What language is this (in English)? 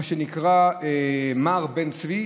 Hebrew